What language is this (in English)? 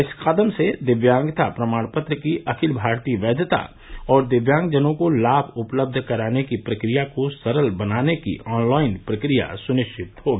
Hindi